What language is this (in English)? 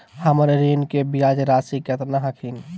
Magahi